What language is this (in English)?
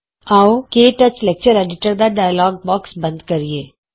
Punjabi